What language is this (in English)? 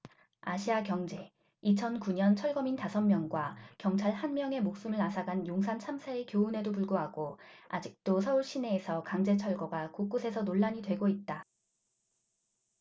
Korean